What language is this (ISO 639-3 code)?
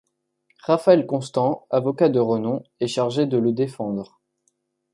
fra